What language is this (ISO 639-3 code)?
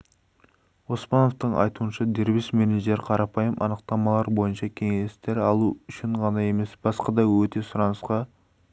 kaz